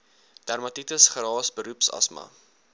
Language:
Afrikaans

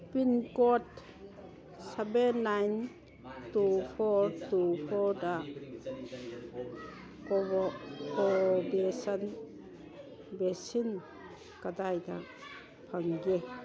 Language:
Manipuri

